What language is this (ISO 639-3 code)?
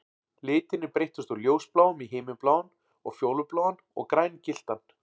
isl